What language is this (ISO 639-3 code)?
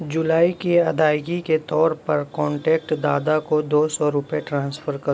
urd